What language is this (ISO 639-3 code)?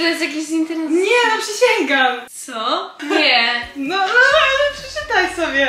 pol